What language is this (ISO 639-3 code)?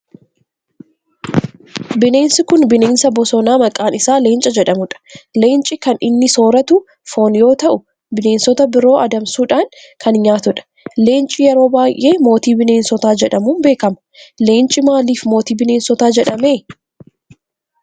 orm